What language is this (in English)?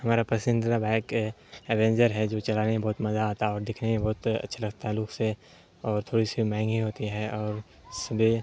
Urdu